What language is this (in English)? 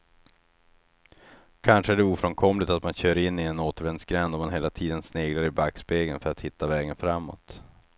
Swedish